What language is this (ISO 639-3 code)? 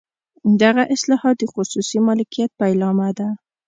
pus